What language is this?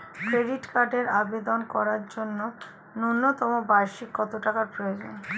Bangla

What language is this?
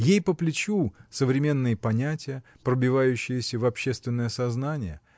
Russian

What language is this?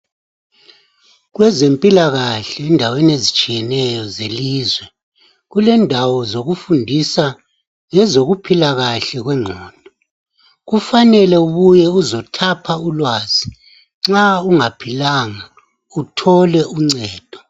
North Ndebele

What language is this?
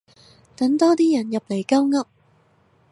Cantonese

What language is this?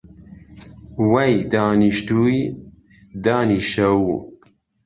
Central Kurdish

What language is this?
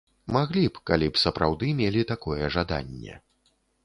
Belarusian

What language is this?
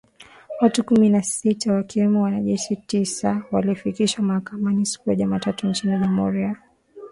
Swahili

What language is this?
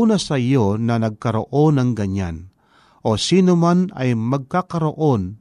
Filipino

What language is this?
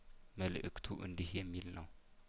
Amharic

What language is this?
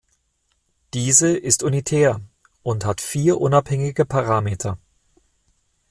German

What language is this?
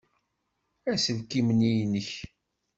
Kabyle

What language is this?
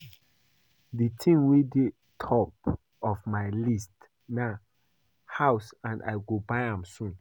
Nigerian Pidgin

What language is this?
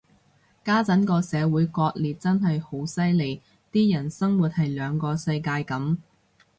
Cantonese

